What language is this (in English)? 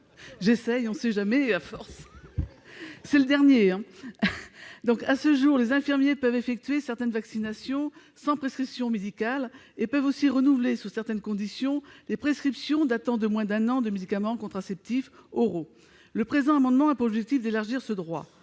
French